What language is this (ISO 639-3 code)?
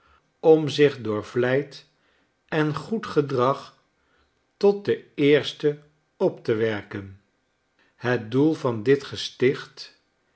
nld